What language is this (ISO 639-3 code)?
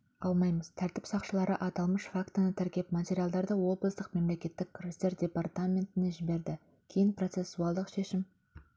kaz